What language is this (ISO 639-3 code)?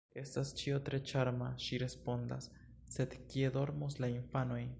epo